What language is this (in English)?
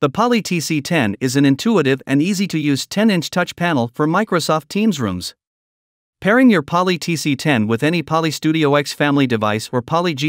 English